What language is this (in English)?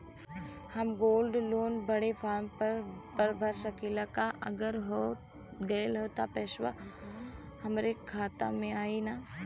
Bhojpuri